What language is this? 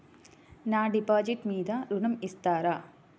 Telugu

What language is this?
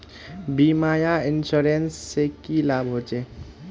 Magahi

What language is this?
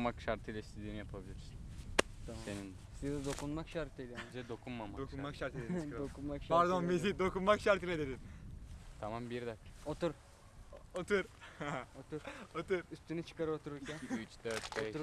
Turkish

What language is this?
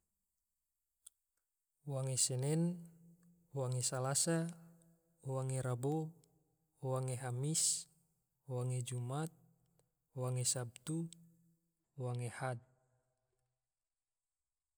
Tidore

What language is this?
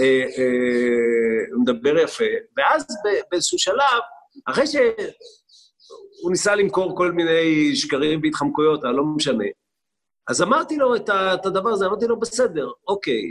Hebrew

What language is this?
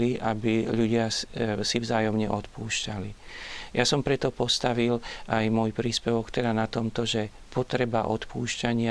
Slovak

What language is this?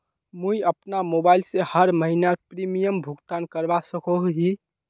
Magahi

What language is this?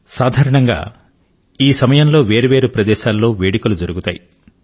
Telugu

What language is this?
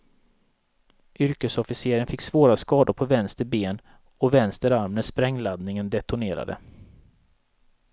Swedish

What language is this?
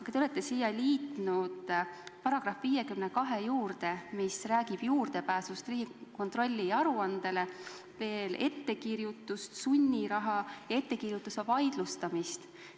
Estonian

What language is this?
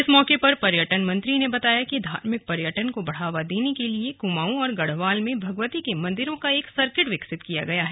Hindi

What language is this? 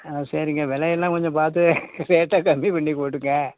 Tamil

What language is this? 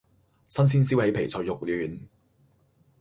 Cantonese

